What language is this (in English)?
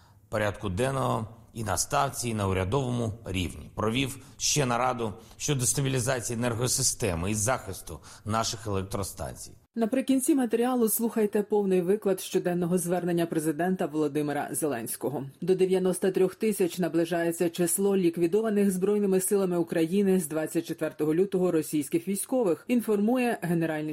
Ukrainian